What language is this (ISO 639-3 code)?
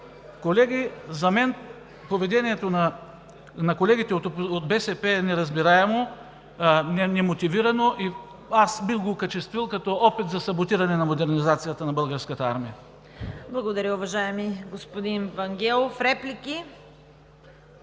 bul